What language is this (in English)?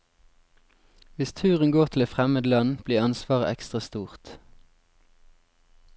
Norwegian